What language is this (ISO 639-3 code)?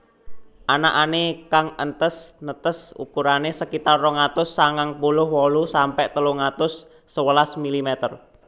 jav